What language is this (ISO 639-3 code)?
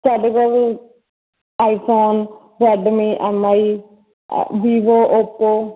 pan